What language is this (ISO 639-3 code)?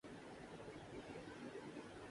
urd